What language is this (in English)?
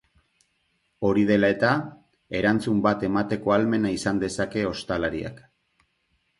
Basque